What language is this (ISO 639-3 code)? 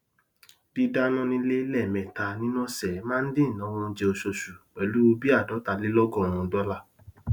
yor